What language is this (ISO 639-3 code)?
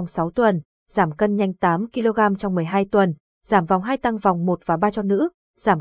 vie